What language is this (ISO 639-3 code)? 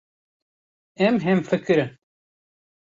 kur